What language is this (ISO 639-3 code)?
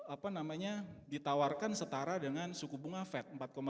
ind